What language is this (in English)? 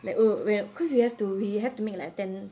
English